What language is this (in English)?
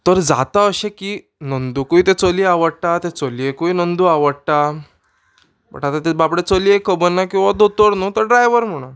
Konkani